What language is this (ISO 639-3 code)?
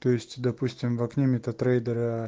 rus